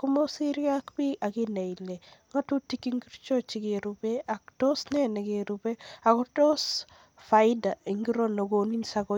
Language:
Kalenjin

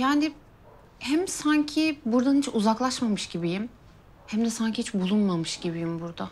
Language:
Turkish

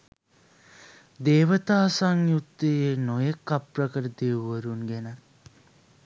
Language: Sinhala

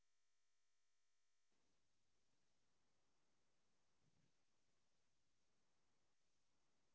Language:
Tamil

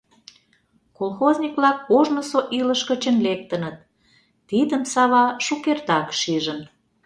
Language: Mari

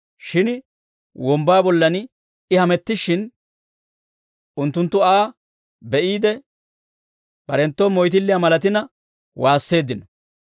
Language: Dawro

